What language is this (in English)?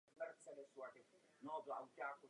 Czech